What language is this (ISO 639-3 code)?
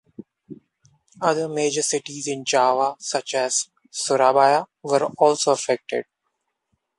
eng